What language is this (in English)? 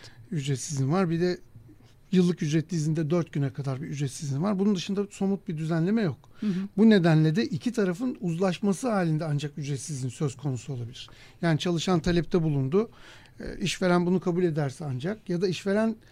Turkish